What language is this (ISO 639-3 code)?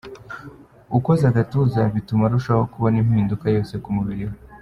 kin